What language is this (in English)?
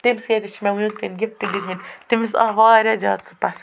Kashmiri